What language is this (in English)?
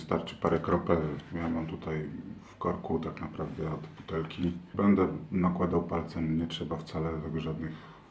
Polish